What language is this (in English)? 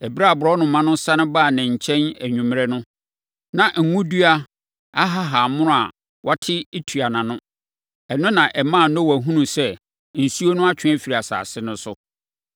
Akan